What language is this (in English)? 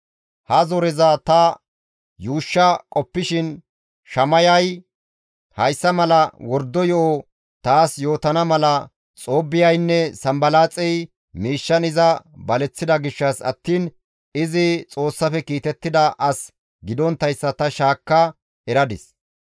Gamo